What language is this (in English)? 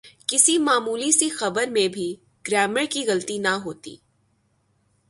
Urdu